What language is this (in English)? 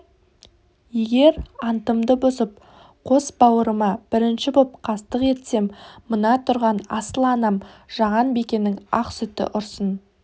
Kazakh